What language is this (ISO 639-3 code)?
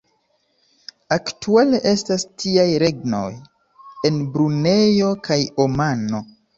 epo